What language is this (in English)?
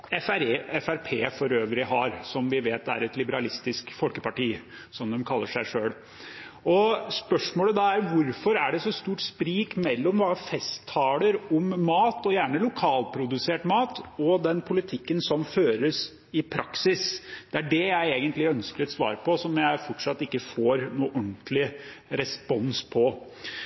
Norwegian Bokmål